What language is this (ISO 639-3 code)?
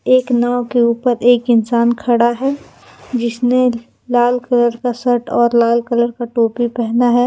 hin